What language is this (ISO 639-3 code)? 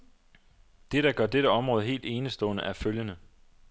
dan